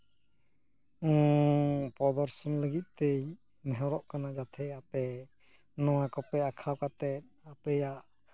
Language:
Santali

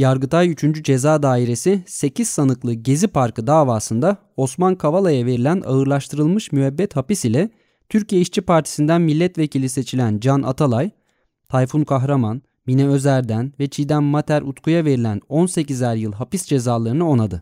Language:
Turkish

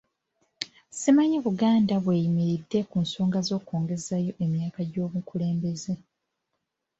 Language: Ganda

